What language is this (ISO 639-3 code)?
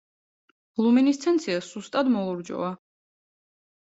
kat